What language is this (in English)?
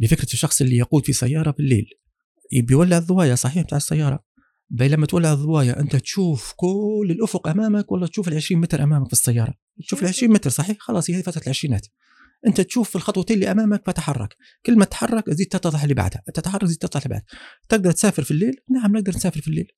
Arabic